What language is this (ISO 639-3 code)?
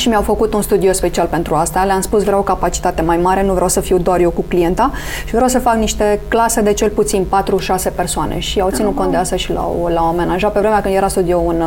ron